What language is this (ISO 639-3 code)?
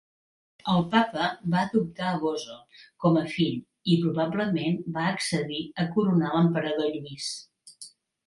cat